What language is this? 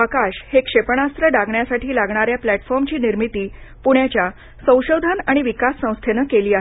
Marathi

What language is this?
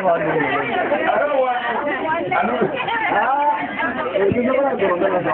French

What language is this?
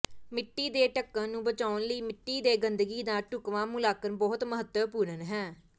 Punjabi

